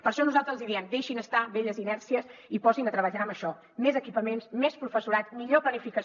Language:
Catalan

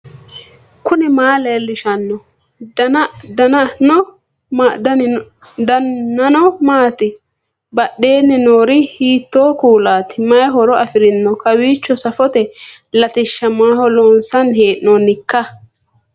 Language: Sidamo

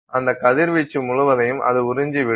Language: Tamil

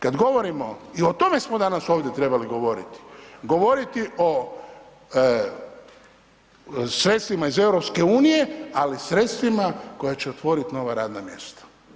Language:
Croatian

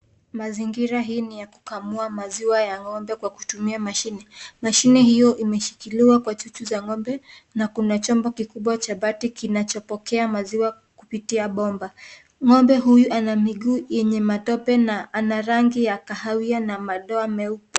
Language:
Swahili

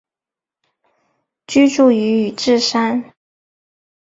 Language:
Chinese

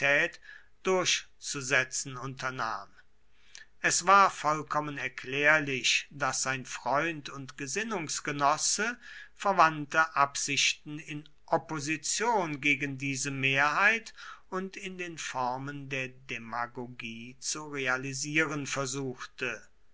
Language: German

